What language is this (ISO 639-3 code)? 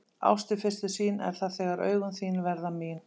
isl